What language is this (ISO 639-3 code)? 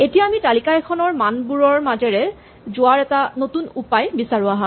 asm